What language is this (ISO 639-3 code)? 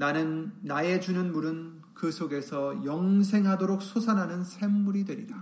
kor